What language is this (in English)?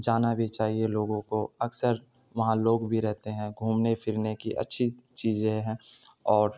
Urdu